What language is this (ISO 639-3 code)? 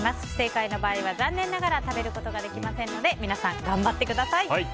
jpn